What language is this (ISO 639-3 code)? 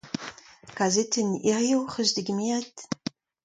bre